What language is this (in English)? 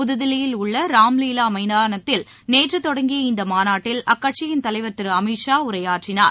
Tamil